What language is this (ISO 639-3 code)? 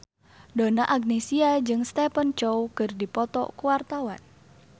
sun